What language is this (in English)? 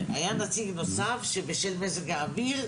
Hebrew